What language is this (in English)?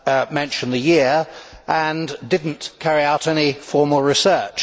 English